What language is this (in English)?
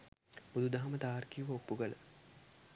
Sinhala